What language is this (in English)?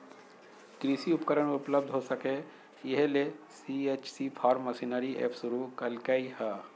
Magahi